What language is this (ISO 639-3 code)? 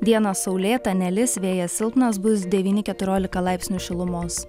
lit